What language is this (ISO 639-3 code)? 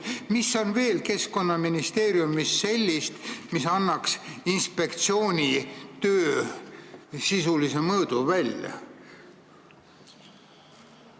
est